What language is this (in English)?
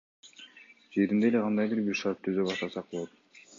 Kyrgyz